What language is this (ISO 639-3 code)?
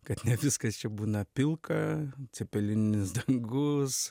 lit